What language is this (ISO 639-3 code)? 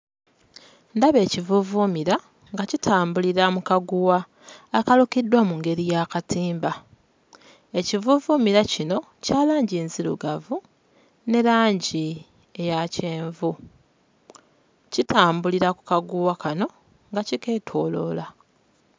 lug